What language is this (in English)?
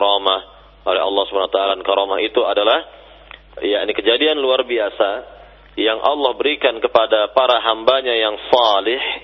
Indonesian